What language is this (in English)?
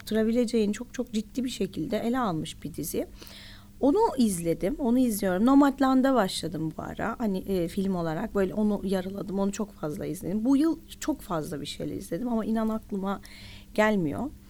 Turkish